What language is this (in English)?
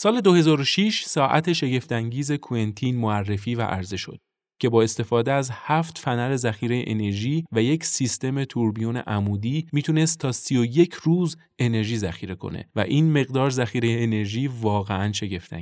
Persian